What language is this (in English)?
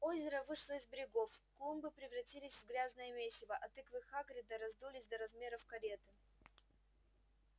Russian